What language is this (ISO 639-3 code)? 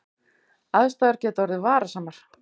isl